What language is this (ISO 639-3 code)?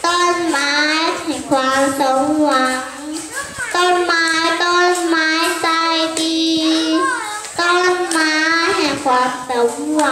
tha